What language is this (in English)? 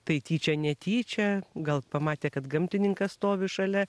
Lithuanian